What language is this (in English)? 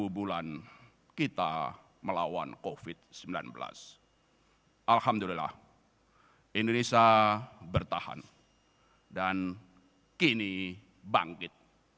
Indonesian